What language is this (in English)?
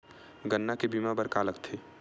Chhattisgarhi